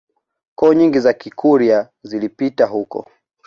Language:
Swahili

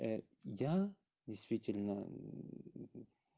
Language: Russian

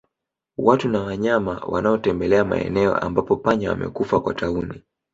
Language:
Swahili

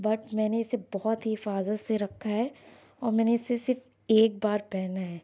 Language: Urdu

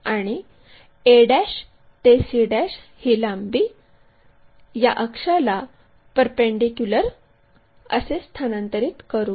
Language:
Marathi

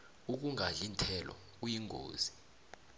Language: South Ndebele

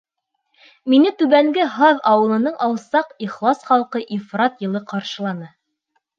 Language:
Bashkir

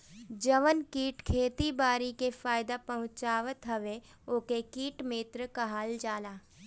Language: Bhojpuri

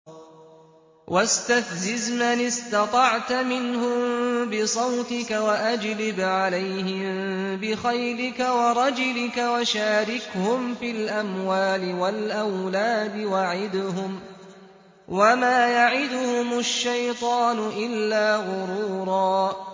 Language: Arabic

